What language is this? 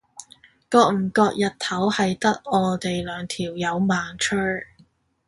Cantonese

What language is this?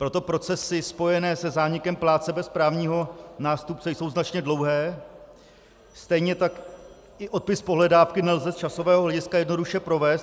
Czech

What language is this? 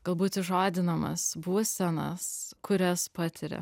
Lithuanian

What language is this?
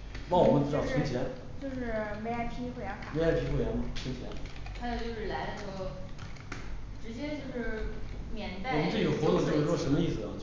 Chinese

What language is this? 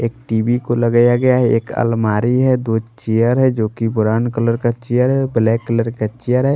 Hindi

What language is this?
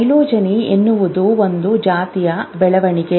Kannada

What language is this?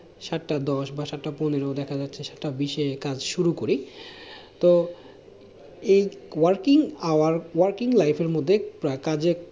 Bangla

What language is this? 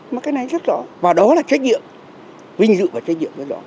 Vietnamese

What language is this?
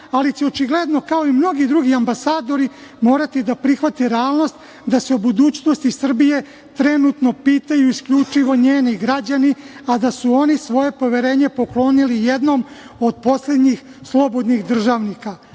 Serbian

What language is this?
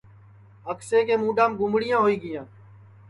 Sansi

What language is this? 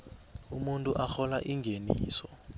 South Ndebele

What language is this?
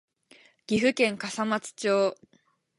Japanese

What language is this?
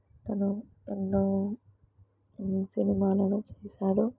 Telugu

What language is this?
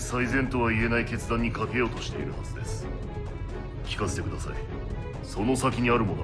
Japanese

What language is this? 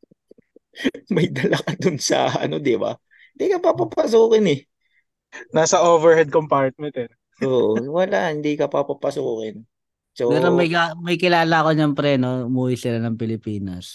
Filipino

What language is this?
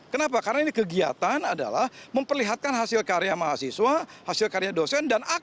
Indonesian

